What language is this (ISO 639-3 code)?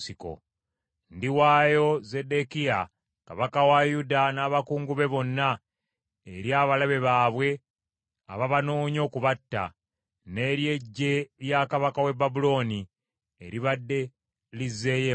lug